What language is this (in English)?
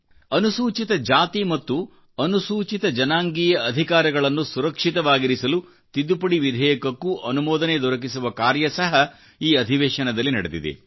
Kannada